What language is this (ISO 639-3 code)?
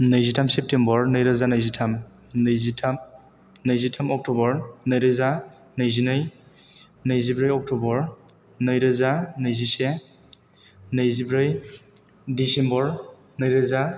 brx